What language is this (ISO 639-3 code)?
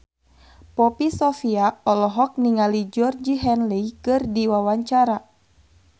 sun